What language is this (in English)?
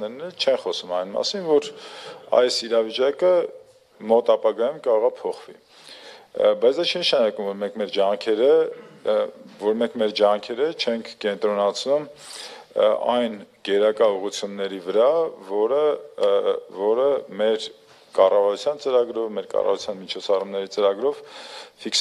Romanian